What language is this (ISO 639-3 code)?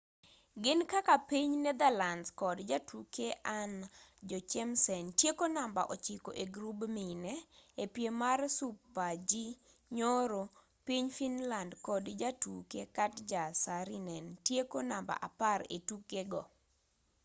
luo